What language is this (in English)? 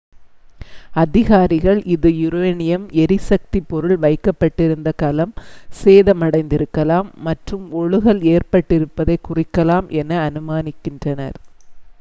Tamil